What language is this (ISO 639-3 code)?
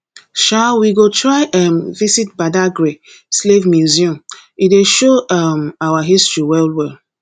pcm